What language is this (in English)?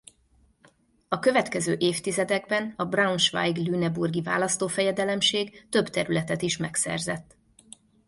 Hungarian